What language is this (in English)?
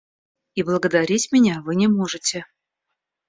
Russian